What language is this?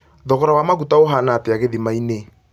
Kikuyu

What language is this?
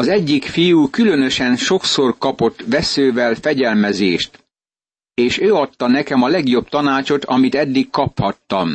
Hungarian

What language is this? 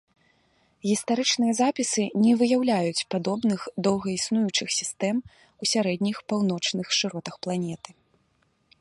Belarusian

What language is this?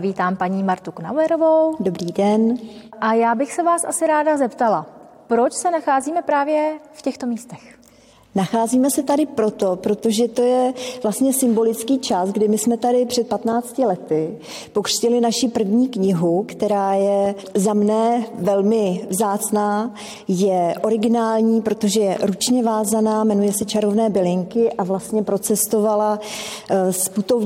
Czech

